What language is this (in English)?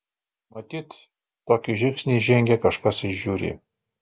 Lithuanian